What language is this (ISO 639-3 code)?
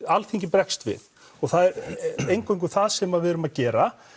isl